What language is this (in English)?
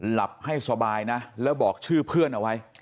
Thai